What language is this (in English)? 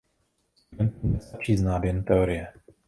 Czech